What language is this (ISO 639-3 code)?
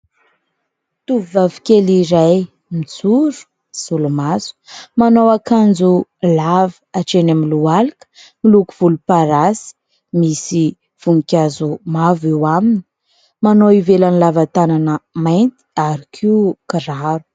mlg